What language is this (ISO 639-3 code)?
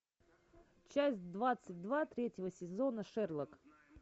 rus